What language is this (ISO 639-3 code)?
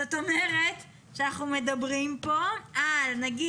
heb